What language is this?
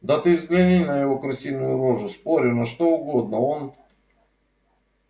Russian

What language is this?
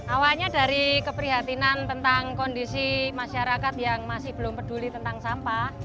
Indonesian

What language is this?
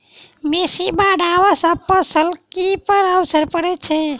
Maithili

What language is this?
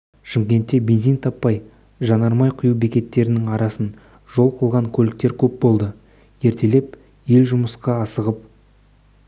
Kazakh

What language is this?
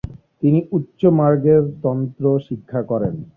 Bangla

